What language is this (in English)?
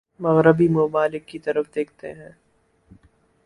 Urdu